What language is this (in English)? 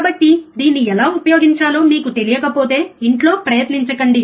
Telugu